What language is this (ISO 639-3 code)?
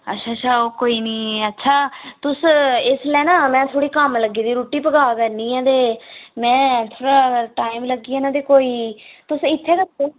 doi